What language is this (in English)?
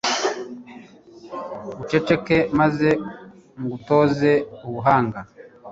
Kinyarwanda